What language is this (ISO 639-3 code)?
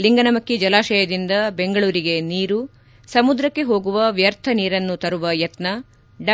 kan